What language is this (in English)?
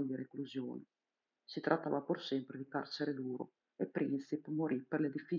Italian